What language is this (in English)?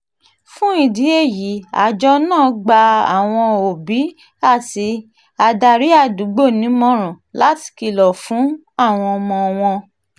Yoruba